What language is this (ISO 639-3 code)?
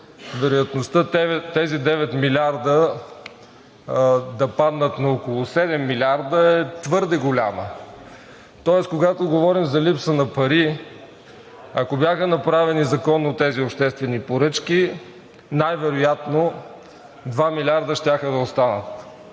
bul